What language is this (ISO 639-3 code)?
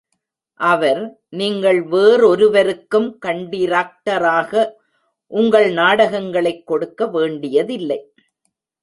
tam